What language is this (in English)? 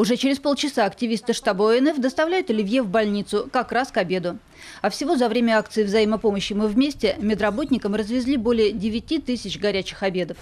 Russian